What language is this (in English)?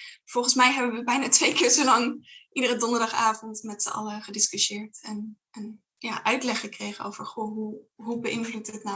Dutch